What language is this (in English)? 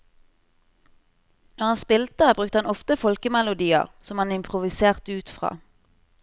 Norwegian